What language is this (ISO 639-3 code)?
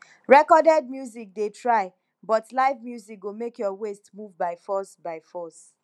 pcm